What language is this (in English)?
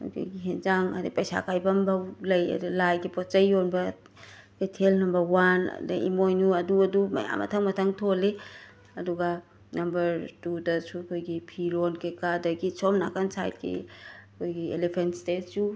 Manipuri